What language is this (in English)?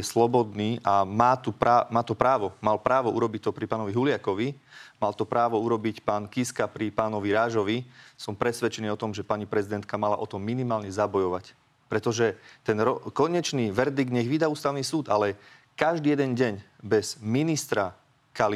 Slovak